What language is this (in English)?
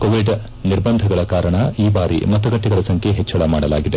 Kannada